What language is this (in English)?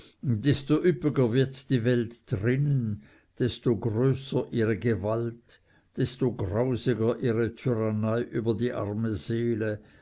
German